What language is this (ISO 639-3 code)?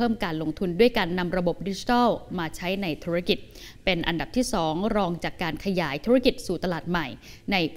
tha